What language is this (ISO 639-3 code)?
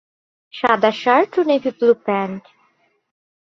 ben